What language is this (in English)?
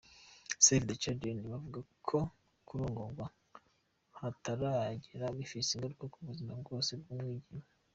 Kinyarwanda